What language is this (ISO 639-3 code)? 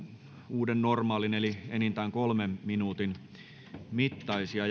fin